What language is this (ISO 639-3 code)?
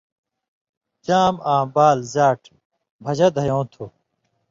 mvy